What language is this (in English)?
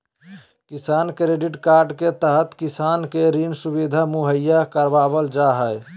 Magahi